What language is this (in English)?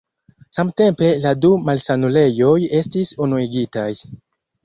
Esperanto